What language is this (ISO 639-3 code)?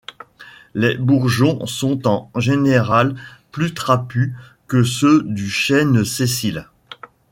fra